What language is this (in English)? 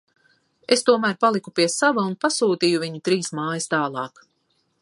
Latvian